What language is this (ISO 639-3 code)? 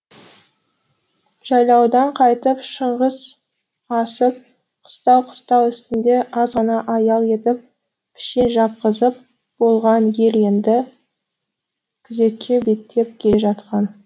kaz